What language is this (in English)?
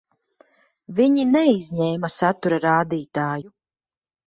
Latvian